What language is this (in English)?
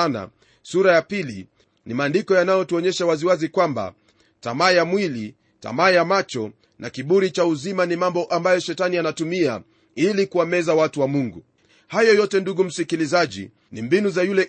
Swahili